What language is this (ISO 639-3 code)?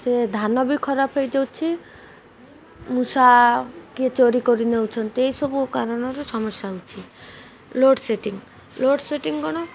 ori